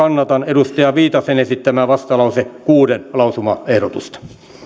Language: Finnish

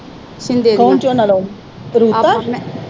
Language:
Punjabi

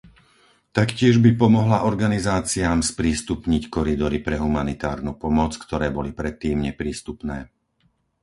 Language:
Slovak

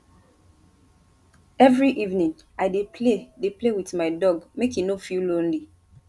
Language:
Nigerian Pidgin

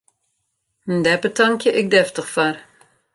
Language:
Western Frisian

